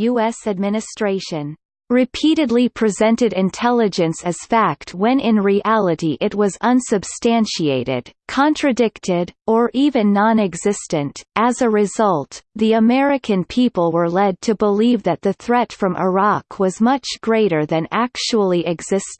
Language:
English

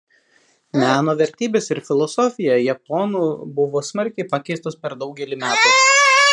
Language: Lithuanian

